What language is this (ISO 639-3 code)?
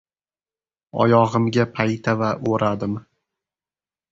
uzb